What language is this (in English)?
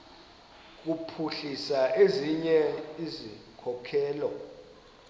Xhosa